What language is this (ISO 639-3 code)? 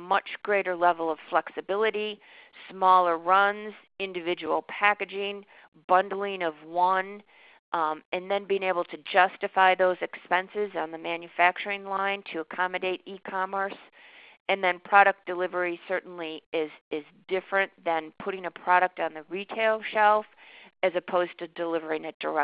eng